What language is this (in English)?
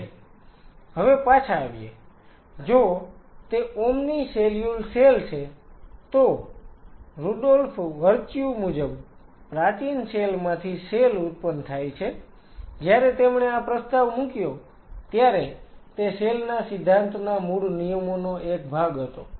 Gujarati